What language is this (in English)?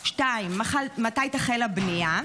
Hebrew